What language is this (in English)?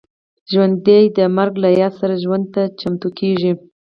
Pashto